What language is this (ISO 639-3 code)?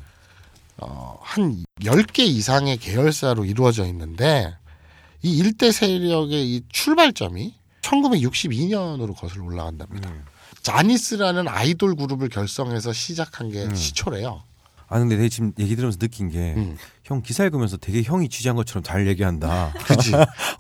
kor